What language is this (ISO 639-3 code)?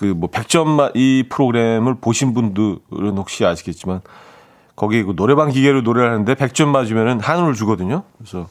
kor